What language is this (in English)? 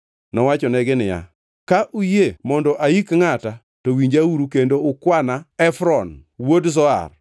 Luo (Kenya and Tanzania)